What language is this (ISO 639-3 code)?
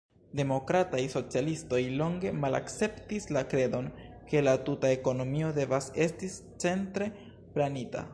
epo